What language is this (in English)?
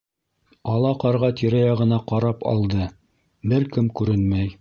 Bashkir